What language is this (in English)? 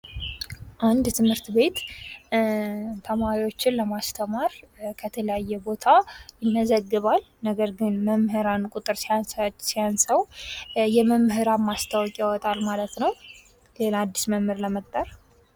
Amharic